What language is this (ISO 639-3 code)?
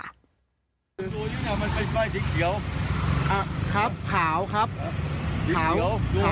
tha